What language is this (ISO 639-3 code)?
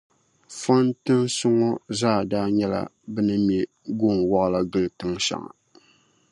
dag